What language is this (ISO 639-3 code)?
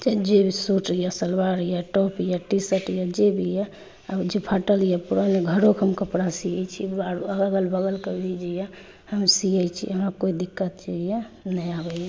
mai